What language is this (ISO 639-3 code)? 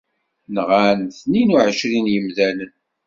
kab